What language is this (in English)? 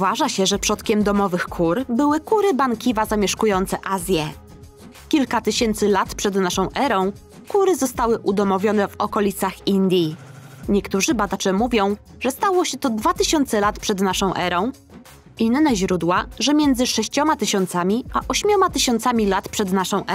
Polish